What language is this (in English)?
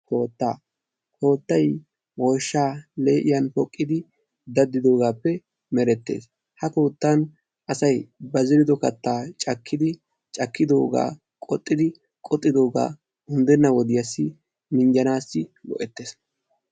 Wolaytta